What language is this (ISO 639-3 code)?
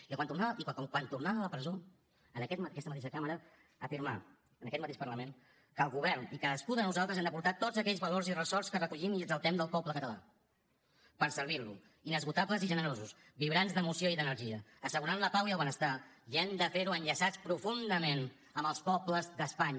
cat